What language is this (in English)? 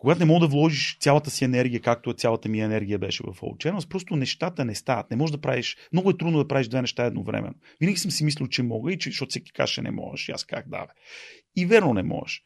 Bulgarian